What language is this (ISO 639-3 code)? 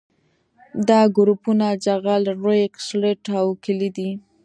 pus